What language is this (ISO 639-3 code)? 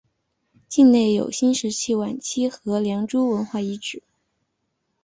zho